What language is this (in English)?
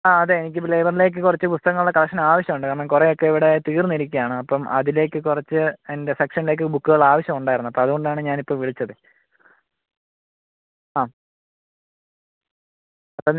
Malayalam